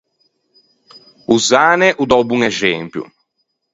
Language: Ligurian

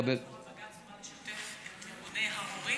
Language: Hebrew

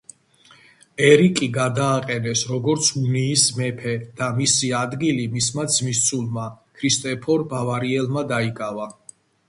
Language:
Georgian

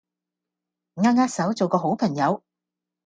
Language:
Cantonese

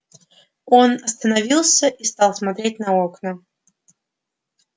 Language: Russian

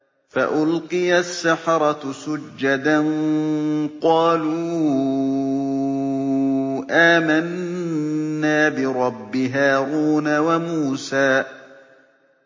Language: Arabic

